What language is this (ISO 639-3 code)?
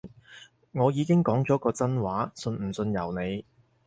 yue